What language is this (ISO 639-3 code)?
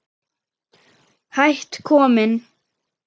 isl